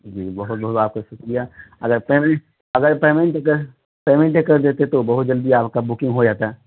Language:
Urdu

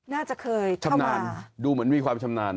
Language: Thai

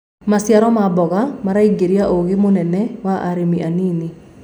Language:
Kikuyu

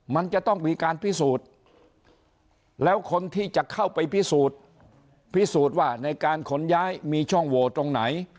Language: Thai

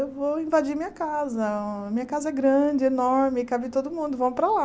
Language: Portuguese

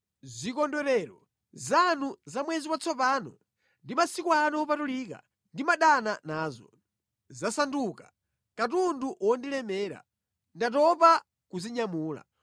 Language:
Nyanja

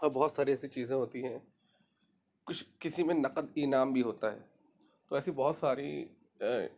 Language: Urdu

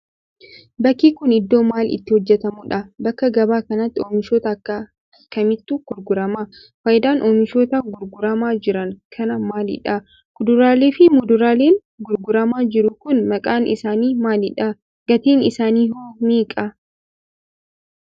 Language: Oromo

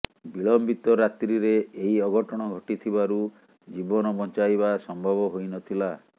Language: Odia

